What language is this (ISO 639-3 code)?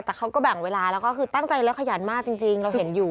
tha